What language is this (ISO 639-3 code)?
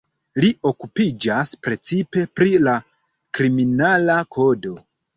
epo